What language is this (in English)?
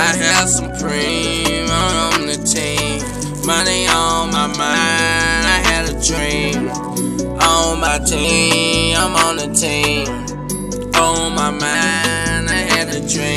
English